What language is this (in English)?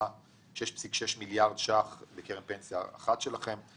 Hebrew